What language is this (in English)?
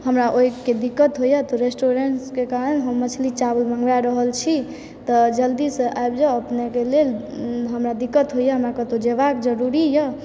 Maithili